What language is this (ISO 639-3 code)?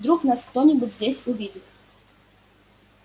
rus